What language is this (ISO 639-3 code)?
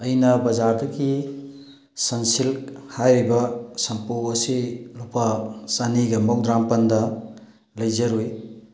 mni